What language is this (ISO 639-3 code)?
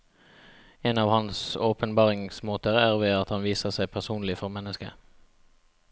nor